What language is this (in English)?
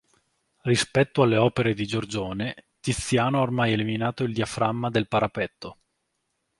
Italian